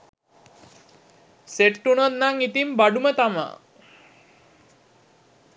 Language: Sinhala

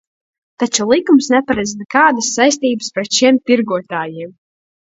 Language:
Latvian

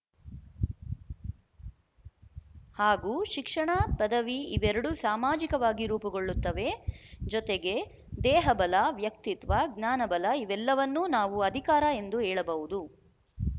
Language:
Kannada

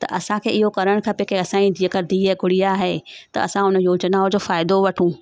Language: Sindhi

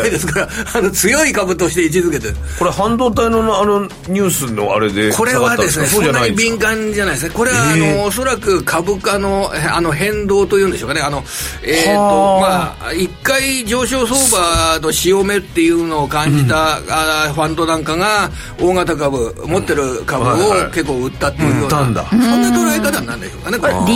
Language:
Japanese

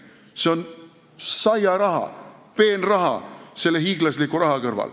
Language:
Estonian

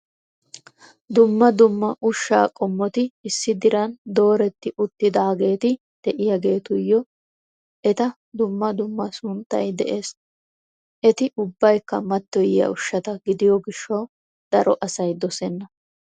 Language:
Wolaytta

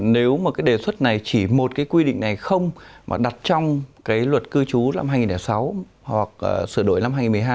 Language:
Vietnamese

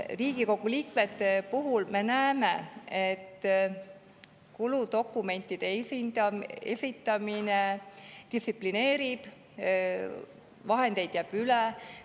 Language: Estonian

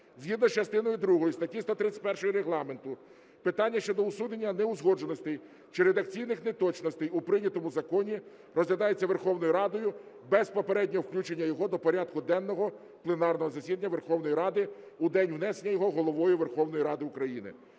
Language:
Ukrainian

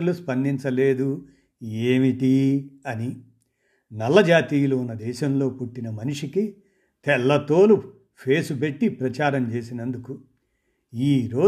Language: Telugu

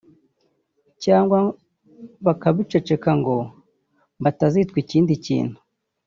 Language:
Kinyarwanda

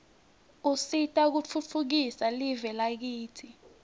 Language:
Swati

